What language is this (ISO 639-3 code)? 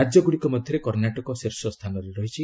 ori